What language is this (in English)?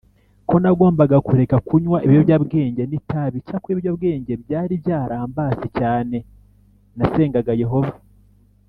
Kinyarwanda